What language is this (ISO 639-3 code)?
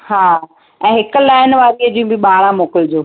snd